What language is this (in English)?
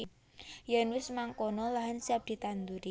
Javanese